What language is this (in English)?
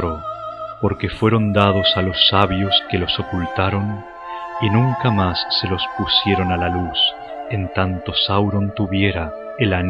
Spanish